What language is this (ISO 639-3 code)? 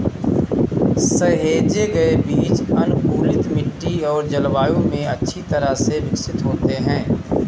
hin